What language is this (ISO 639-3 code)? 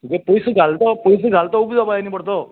kok